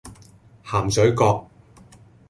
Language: Cantonese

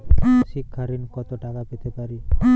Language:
Bangla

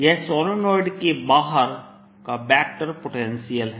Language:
Hindi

